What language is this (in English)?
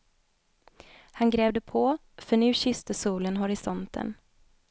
Swedish